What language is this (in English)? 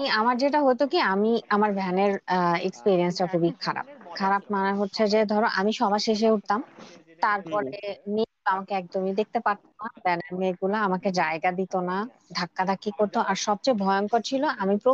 Bangla